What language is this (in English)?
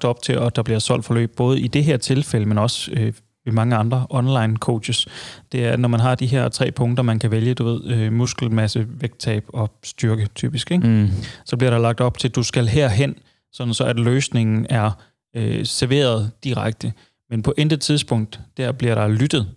Danish